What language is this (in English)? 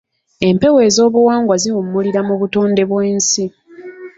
Ganda